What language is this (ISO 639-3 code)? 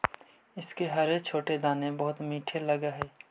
mag